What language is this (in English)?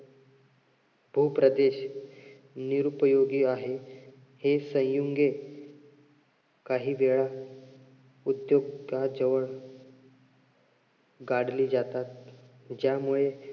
Marathi